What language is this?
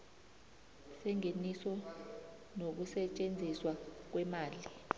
South Ndebele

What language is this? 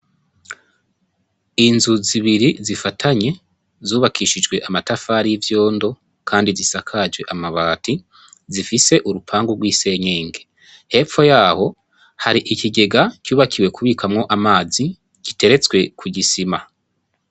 Rundi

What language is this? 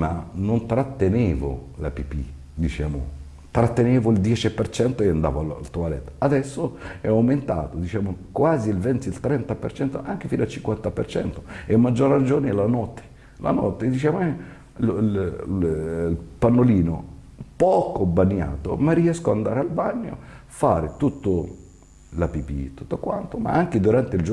Italian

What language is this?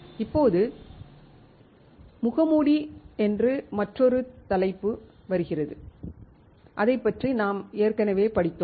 Tamil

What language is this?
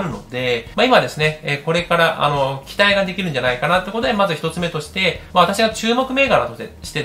Japanese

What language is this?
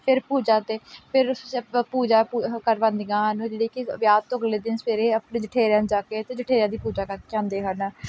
Punjabi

